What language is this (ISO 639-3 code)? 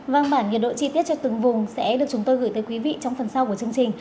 vie